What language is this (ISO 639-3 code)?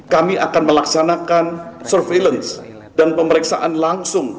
ind